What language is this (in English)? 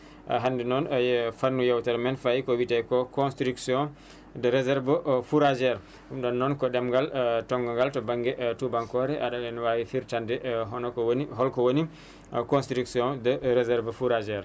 Fula